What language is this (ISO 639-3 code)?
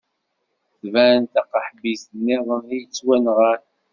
kab